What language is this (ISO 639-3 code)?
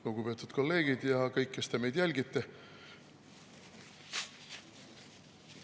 est